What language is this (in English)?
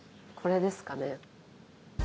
Japanese